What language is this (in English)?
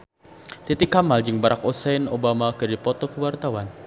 Sundanese